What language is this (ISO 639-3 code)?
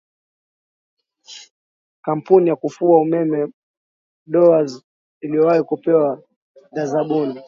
swa